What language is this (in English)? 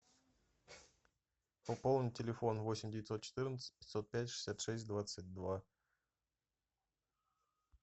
Russian